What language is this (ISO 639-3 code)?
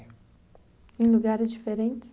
por